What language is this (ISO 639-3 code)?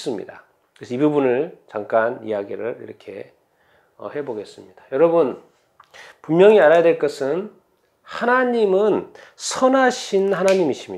kor